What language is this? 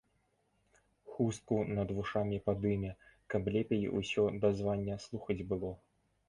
Belarusian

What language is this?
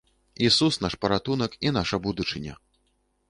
Belarusian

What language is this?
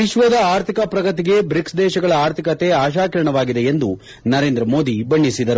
Kannada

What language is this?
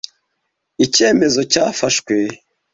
Kinyarwanda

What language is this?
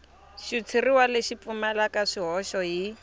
Tsonga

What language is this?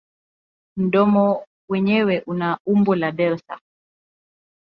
Swahili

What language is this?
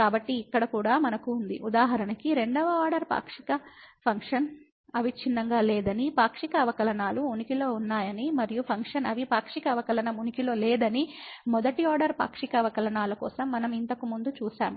Telugu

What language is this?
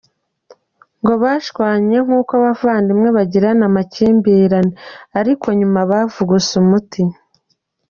Kinyarwanda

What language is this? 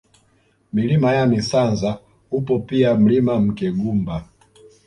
Swahili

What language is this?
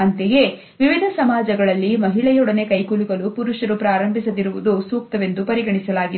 Kannada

